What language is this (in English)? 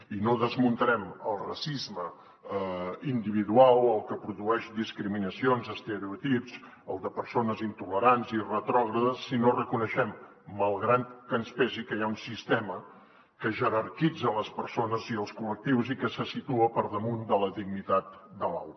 Catalan